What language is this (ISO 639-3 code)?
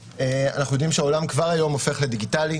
heb